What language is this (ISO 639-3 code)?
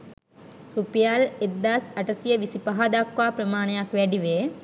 sin